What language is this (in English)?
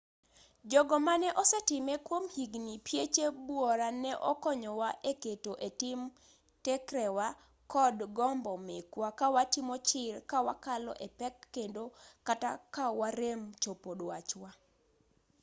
Luo (Kenya and Tanzania)